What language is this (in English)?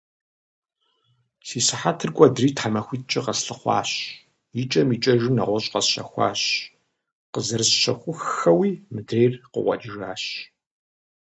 Kabardian